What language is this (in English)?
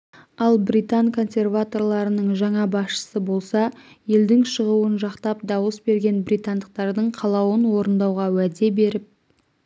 Kazakh